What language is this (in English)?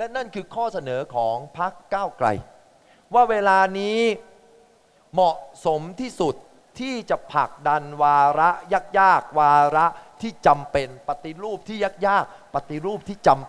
Thai